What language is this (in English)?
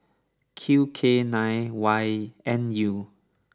English